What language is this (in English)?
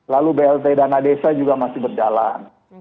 Indonesian